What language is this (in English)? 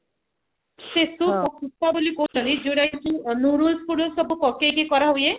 Odia